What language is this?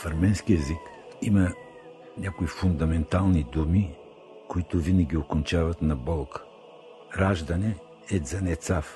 Bulgarian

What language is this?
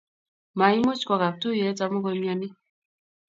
Kalenjin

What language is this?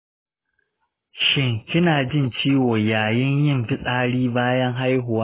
Hausa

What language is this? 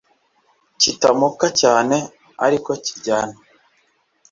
Kinyarwanda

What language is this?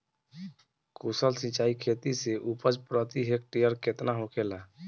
Bhojpuri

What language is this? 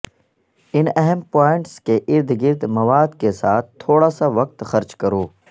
Urdu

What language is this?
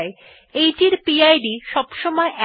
Bangla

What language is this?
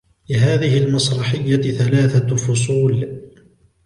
Arabic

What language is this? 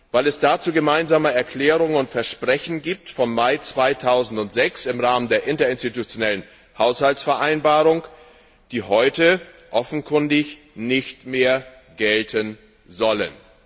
German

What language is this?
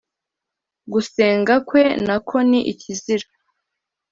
Kinyarwanda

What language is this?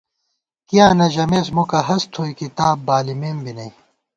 Gawar-Bati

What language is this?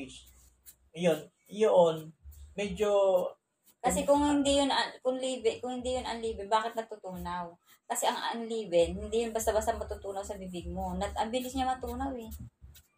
Filipino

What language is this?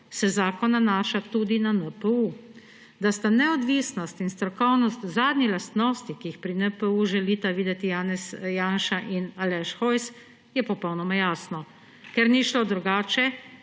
Slovenian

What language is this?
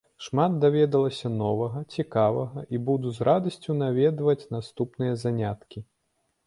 Belarusian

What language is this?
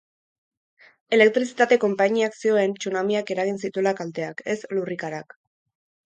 Basque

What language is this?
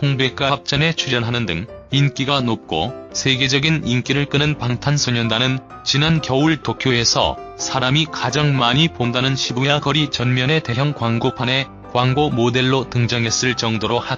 Korean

